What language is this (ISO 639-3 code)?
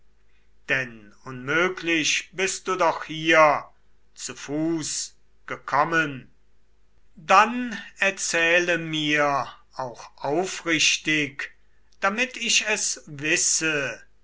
deu